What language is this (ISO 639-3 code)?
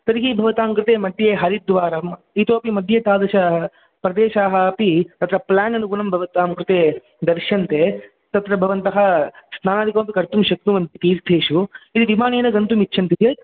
san